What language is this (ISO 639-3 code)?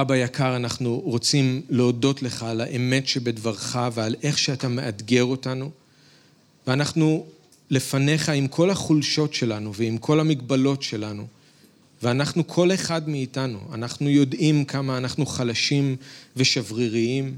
heb